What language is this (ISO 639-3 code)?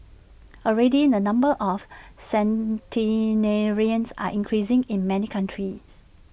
eng